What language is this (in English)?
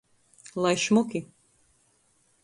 Latgalian